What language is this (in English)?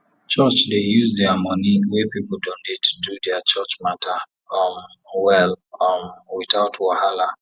Nigerian Pidgin